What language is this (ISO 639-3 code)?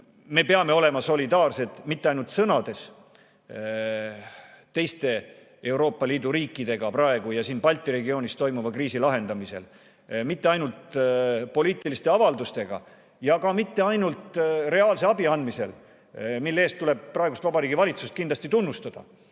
est